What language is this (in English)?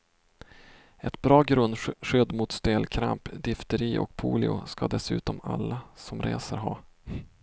Swedish